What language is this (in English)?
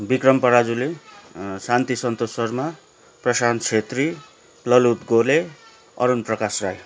Nepali